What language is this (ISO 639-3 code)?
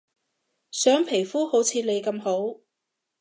yue